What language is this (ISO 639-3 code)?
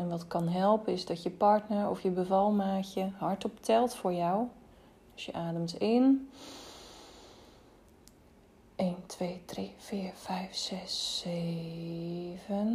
nld